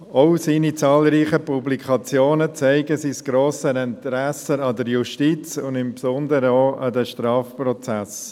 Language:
Swiss German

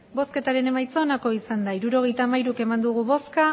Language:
Basque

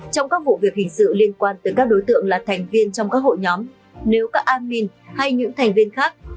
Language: Vietnamese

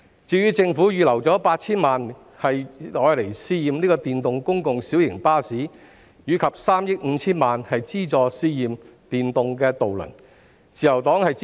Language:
Cantonese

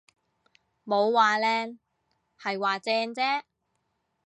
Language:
Cantonese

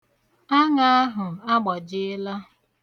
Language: Igbo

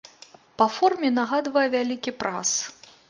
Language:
Belarusian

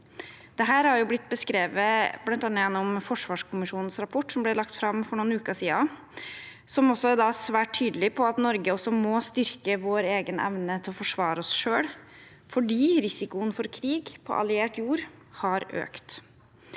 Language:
Norwegian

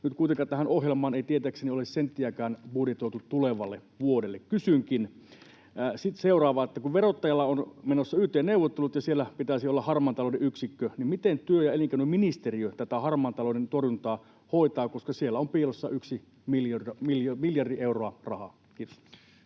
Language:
Finnish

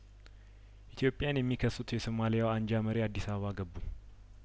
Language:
Amharic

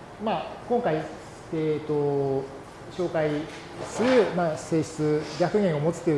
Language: Japanese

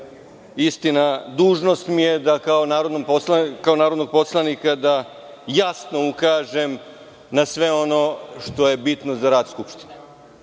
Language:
Serbian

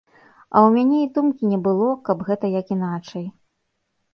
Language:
Belarusian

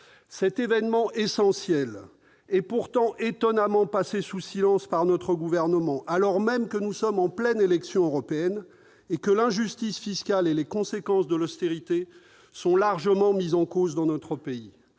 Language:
French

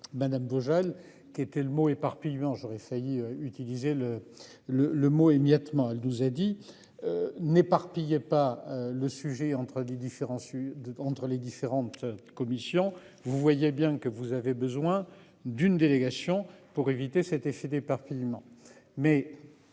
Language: French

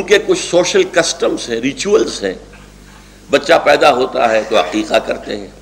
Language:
Urdu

